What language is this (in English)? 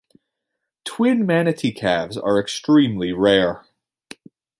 English